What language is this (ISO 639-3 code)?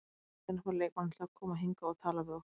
isl